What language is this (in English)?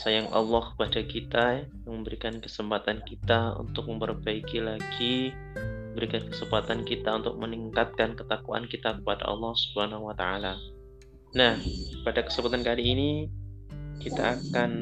Indonesian